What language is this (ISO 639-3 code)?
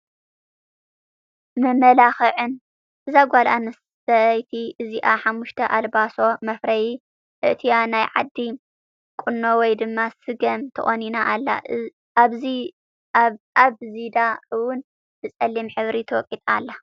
tir